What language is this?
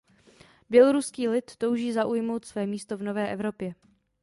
Czech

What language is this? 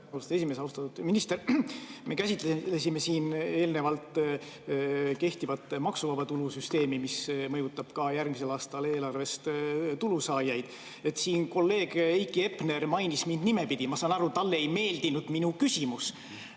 Estonian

